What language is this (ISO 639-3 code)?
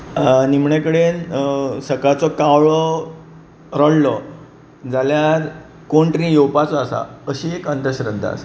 kok